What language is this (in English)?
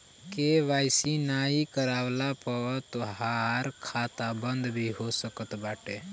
Bhojpuri